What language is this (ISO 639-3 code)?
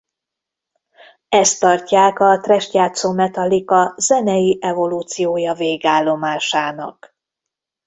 hun